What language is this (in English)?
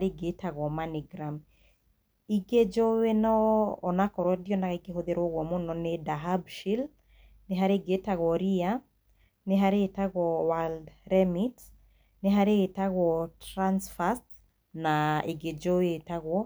Kikuyu